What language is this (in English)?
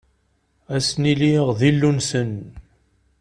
Kabyle